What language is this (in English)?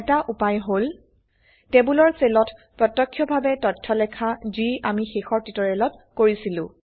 Assamese